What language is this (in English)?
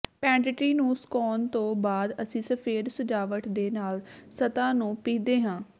Punjabi